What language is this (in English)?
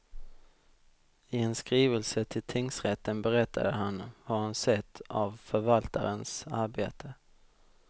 Swedish